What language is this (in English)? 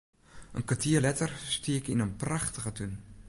Western Frisian